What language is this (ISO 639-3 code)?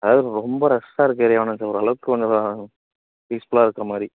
tam